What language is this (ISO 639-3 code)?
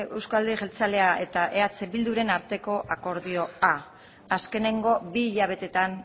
eus